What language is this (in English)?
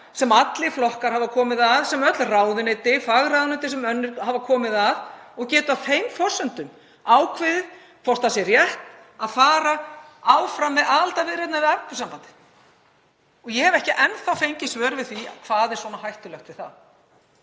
Icelandic